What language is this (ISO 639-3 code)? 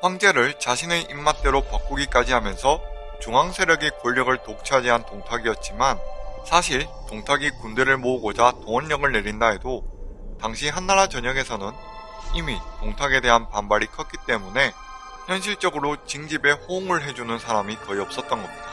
kor